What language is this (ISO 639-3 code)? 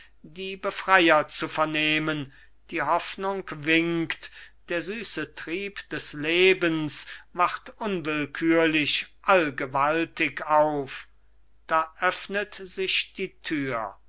deu